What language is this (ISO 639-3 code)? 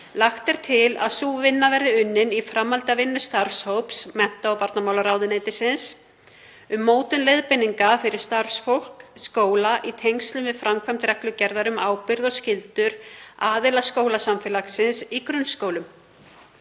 isl